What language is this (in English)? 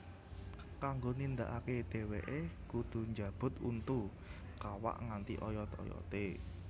Javanese